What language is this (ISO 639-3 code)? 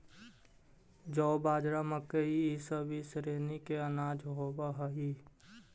mag